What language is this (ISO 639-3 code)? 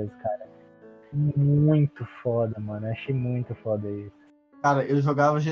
por